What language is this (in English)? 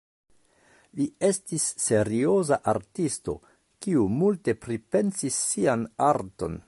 Esperanto